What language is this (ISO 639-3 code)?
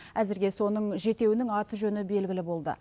kaz